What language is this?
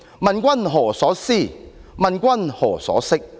Cantonese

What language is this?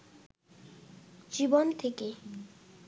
Bangla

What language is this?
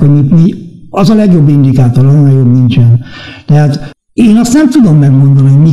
Hungarian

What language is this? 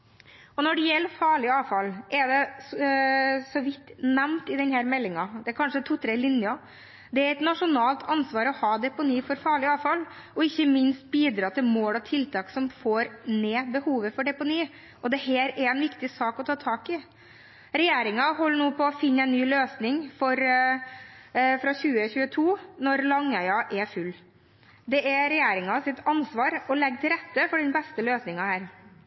Norwegian Bokmål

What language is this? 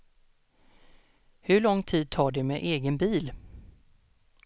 Swedish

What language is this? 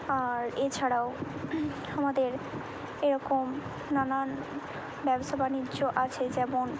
Bangla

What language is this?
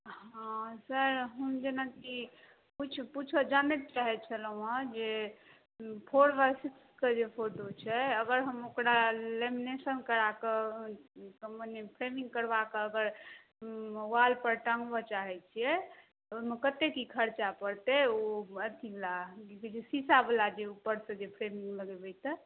Maithili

